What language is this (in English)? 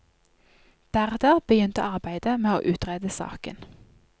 Norwegian